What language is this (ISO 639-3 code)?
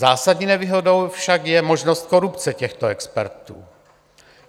ces